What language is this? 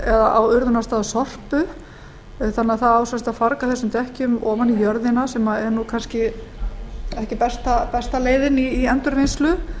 Icelandic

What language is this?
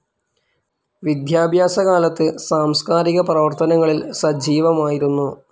Malayalam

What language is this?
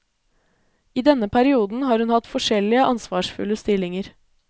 Norwegian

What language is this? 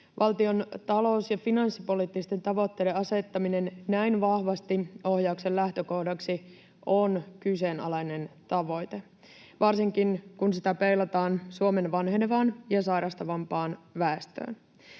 Finnish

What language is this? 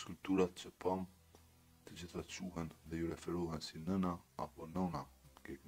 Romanian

